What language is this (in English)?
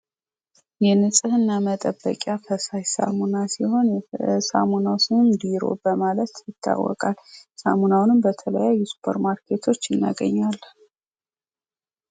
Amharic